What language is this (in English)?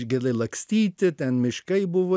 Lithuanian